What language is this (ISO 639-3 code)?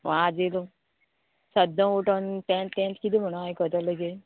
kok